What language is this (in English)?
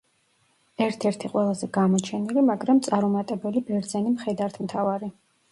Georgian